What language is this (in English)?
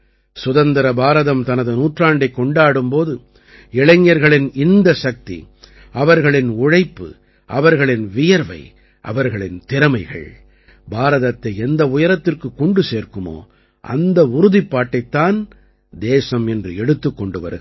Tamil